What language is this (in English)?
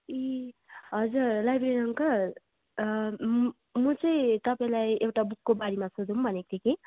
Nepali